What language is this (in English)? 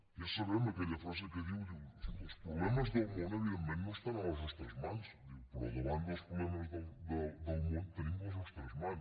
Catalan